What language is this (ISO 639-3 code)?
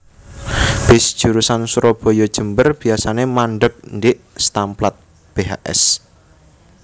jav